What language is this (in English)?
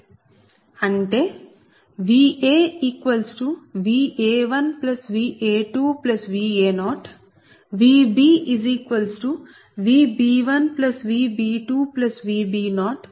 Telugu